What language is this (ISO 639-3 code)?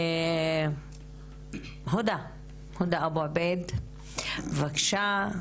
heb